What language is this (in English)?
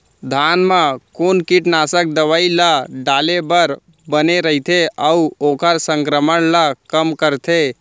Chhattisgarhi